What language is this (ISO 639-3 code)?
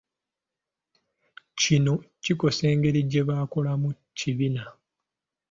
lug